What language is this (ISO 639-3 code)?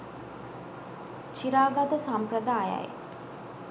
sin